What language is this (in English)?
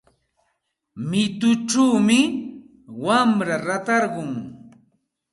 Santa Ana de Tusi Pasco Quechua